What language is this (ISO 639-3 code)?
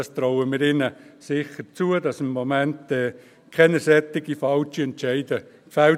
gsw